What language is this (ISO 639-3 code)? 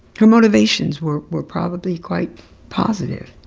eng